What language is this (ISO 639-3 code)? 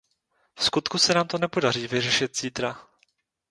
ces